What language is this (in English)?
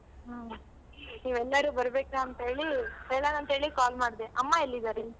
Kannada